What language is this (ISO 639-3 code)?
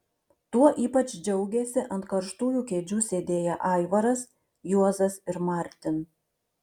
lit